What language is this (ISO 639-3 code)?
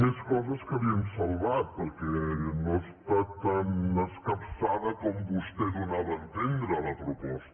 cat